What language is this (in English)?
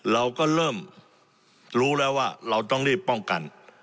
Thai